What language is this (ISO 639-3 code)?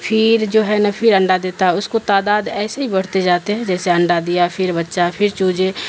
urd